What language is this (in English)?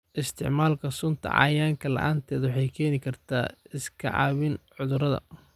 Somali